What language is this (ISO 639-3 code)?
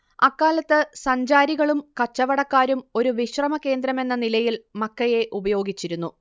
mal